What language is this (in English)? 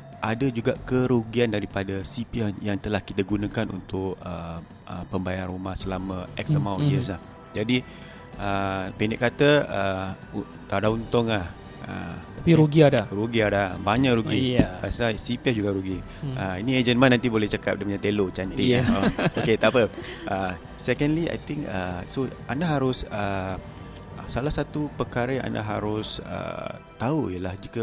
Malay